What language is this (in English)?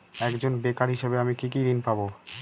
Bangla